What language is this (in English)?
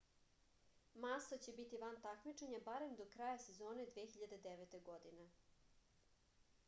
Serbian